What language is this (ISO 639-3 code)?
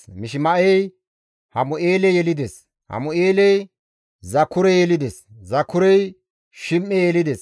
gmv